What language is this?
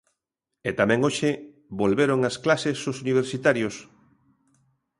Galician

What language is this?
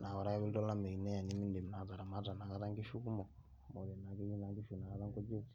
Masai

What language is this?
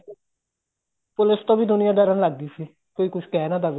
Punjabi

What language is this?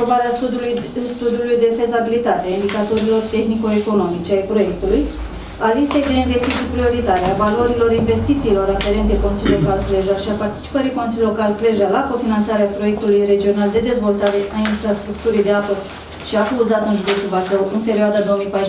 Romanian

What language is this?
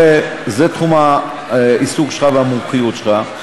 Hebrew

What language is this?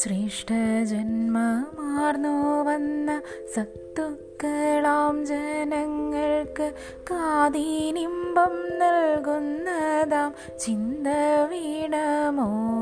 Malayalam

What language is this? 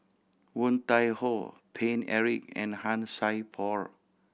English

